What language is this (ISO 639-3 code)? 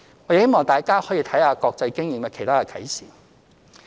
yue